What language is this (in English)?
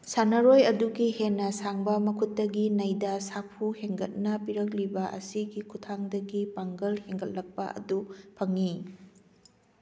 Manipuri